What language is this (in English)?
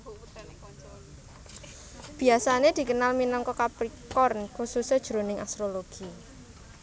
Javanese